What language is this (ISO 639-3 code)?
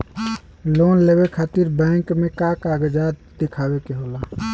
bho